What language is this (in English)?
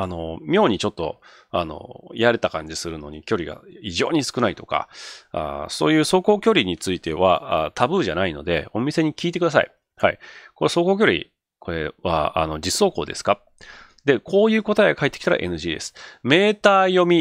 Japanese